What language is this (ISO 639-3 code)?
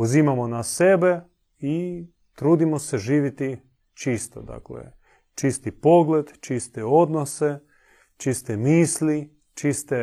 hrv